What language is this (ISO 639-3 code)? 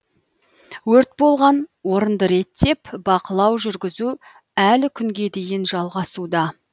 kaz